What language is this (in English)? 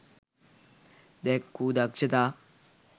Sinhala